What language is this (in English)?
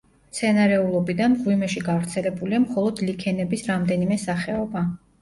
Georgian